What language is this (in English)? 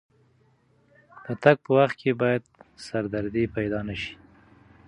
Pashto